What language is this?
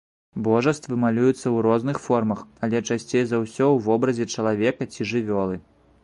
Belarusian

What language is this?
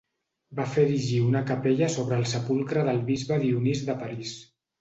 Catalan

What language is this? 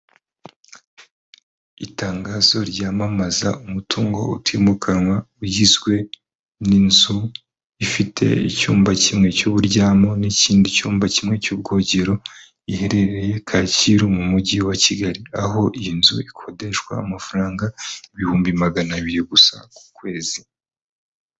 Kinyarwanda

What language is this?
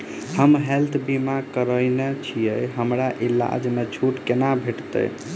Maithili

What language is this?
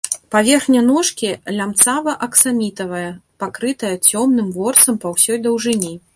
Belarusian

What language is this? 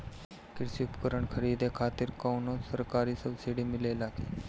Bhojpuri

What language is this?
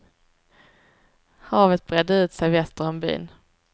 Swedish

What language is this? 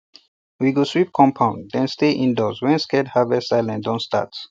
Nigerian Pidgin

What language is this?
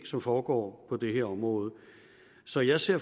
Danish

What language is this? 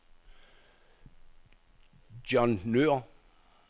Danish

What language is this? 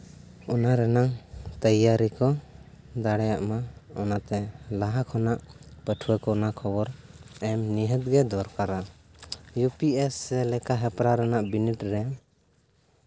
Santali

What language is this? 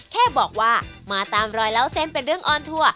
Thai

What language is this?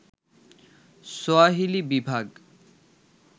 Bangla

